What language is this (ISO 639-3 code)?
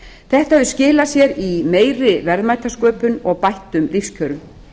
isl